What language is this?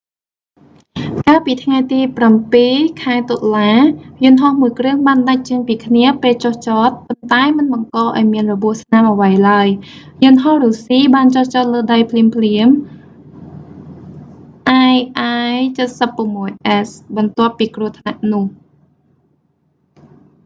Khmer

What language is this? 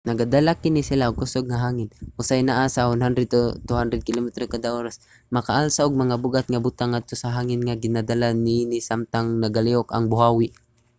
Cebuano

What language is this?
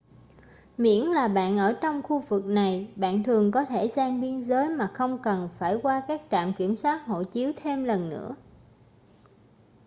Vietnamese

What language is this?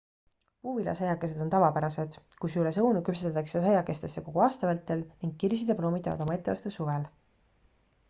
Estonian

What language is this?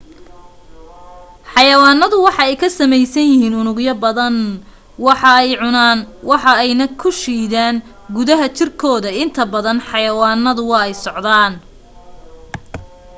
Somali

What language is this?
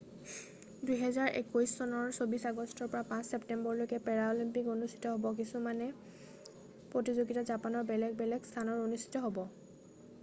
Assamese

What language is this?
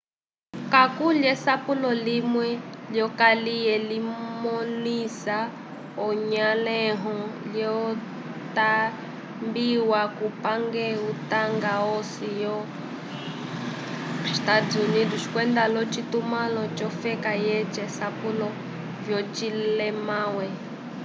Umbundu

